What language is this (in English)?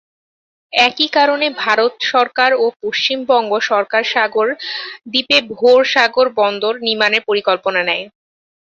Bangla